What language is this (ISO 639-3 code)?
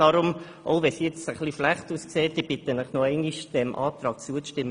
gsw